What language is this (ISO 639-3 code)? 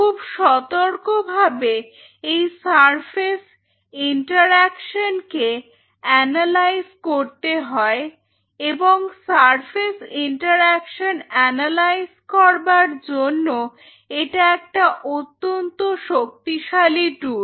ben